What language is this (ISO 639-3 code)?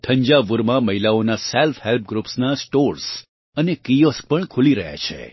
guj